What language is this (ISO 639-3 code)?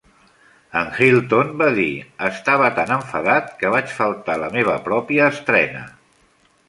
cat